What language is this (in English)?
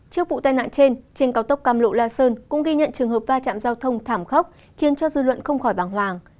Vietnamese